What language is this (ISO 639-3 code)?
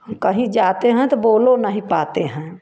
hin